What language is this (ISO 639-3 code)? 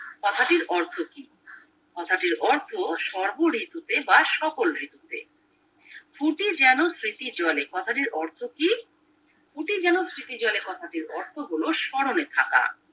ben